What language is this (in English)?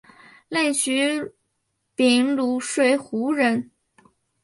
Chinese